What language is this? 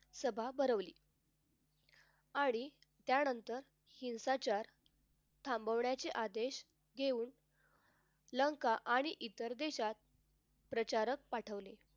Marathi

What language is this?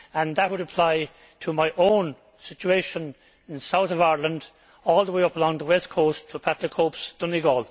English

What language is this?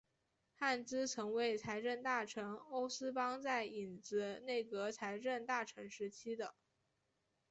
Chinese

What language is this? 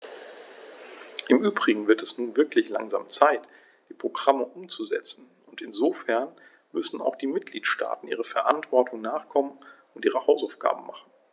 German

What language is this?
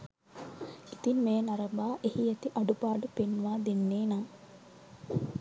Sinhala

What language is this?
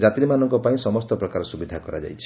Odia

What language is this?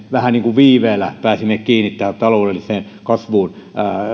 Finnish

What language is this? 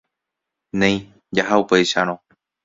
Guarani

